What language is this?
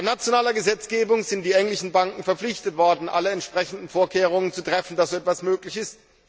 German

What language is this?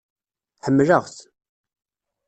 Kabyle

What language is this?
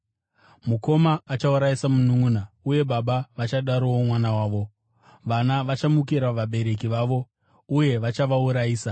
Shona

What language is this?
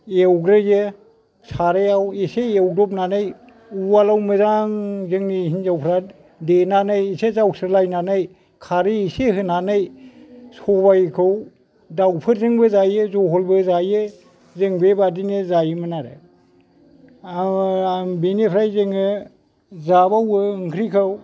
Bodo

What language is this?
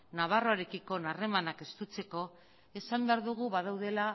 Basque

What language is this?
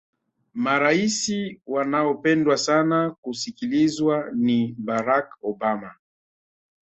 Swahili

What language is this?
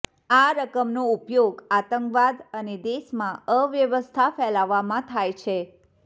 Gujarati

